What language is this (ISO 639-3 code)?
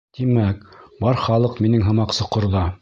bak